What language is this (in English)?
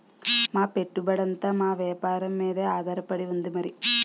Telugu